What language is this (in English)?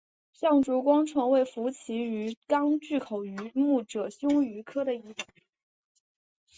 Chinese